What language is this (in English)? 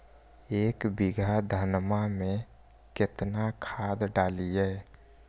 Magahi